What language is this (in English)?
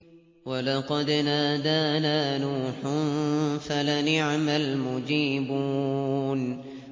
Arabic